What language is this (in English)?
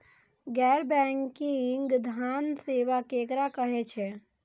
Maithili